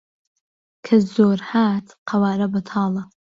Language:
Central Kurdish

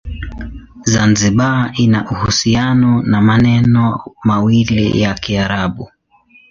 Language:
Swahili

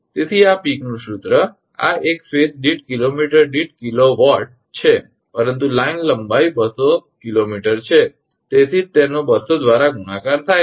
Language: Gujarati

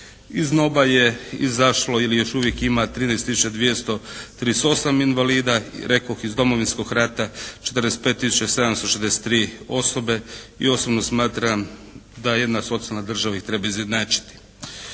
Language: Croatian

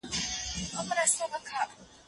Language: Pashto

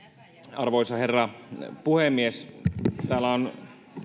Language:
Finnish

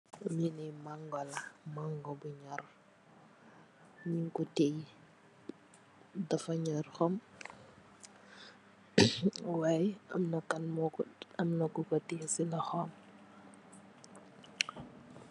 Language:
Wolof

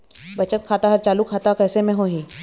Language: Chhattisgarhi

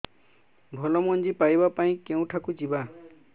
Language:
Odia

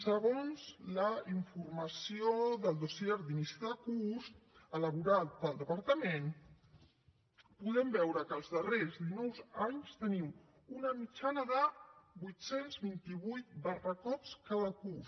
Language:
Catalan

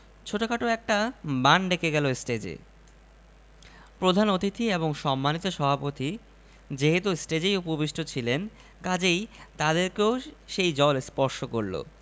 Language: Bangla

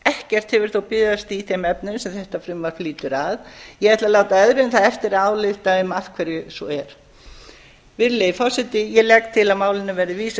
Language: Icelandic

